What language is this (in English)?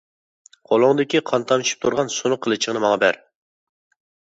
Uyghur